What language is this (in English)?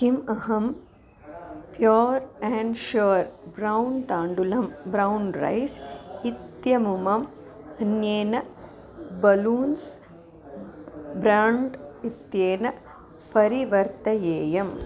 Sanskrit